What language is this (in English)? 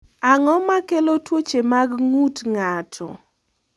Luo (Kenya and Tanzania)